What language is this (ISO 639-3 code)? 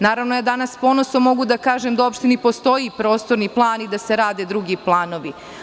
srp